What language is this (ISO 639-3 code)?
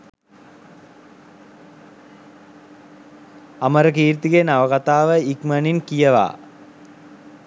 sin